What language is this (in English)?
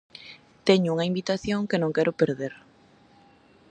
Galician